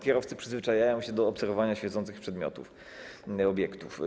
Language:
Polish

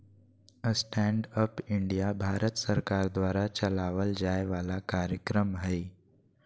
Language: Magahi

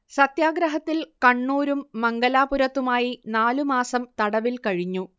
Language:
Malayalam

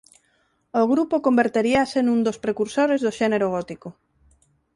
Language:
Galician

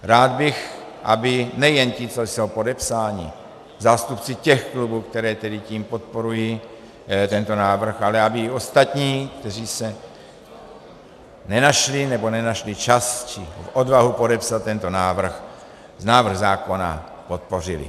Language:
Czech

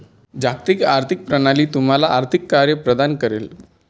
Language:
Marathi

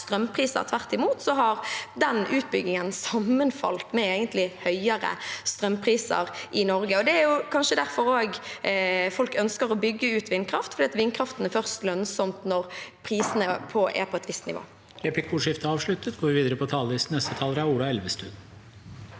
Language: Norwegian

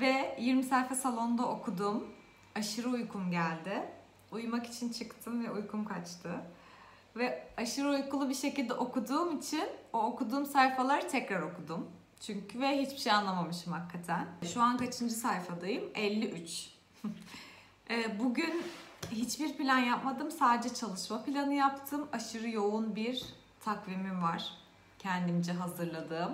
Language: Turkish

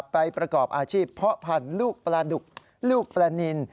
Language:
Thai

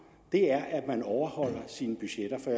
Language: Danish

